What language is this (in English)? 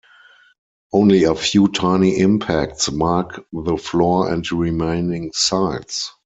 English